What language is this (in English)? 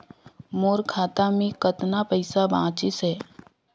Chhattisgarhi